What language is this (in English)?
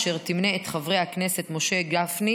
Hebrew